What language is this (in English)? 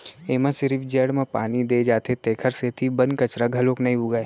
Chhattisgarhi